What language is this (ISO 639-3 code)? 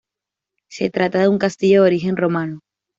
spa